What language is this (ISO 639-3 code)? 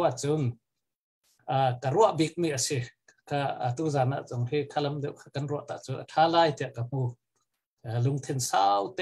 tha